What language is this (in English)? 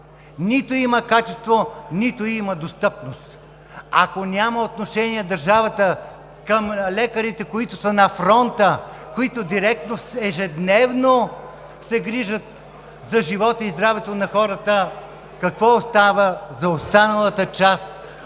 Bulgarian